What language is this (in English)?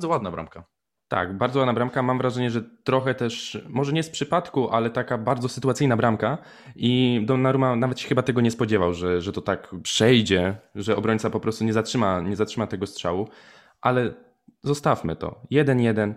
Polish